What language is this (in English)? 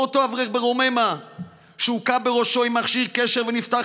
Hebrew